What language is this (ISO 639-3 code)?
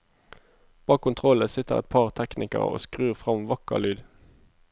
nor